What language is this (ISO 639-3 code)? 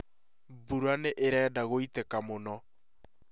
kik